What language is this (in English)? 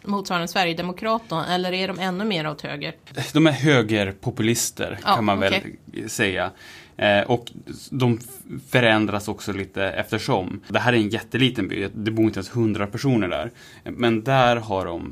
Swedish